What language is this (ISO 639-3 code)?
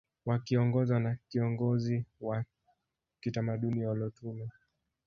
swa